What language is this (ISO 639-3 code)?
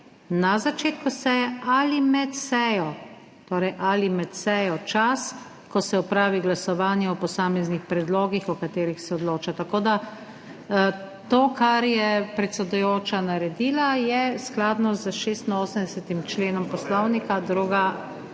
slv